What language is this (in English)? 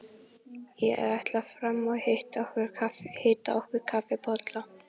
Icelandic